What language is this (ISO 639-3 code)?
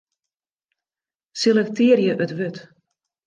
fry